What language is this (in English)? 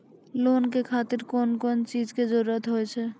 Maithili